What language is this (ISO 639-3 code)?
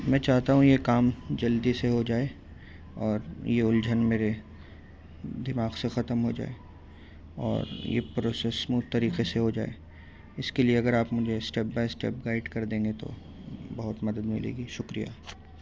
urd